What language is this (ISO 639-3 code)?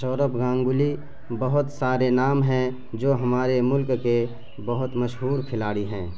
urd